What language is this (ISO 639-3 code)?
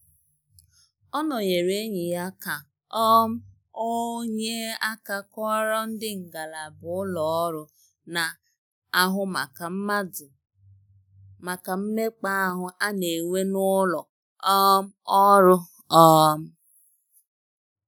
ibo